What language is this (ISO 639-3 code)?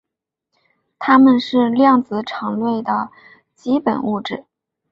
zho